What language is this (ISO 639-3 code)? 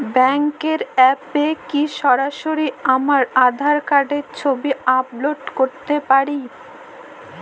ben